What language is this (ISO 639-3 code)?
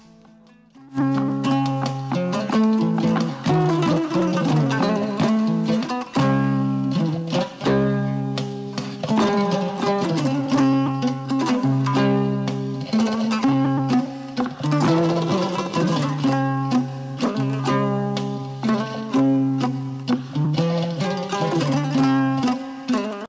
ful